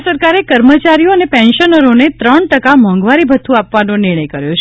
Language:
Gujarati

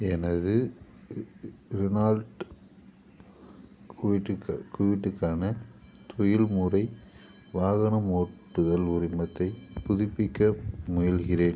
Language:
Tamil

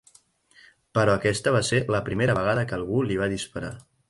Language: Catalan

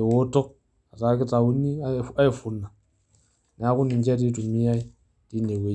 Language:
Masai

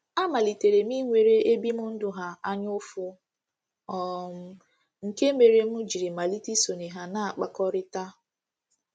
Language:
Igbo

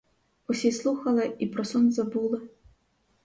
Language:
Ukrainian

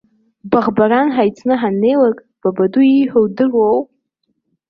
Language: Abkhazian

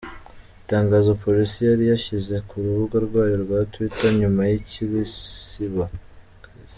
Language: Kinyarwanda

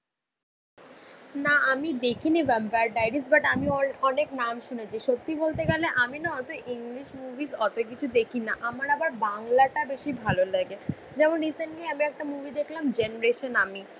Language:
Bangla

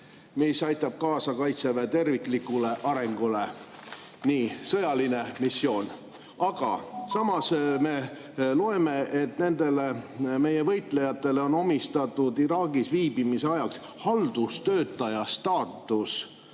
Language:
Estonian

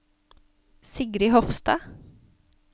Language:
Norwegian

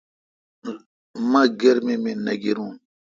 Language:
Kalkoti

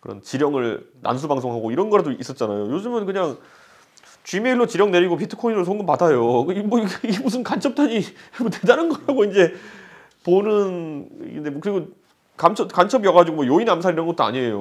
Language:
Korean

